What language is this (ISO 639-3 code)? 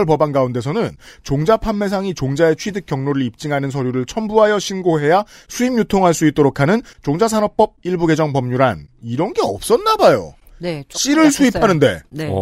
kor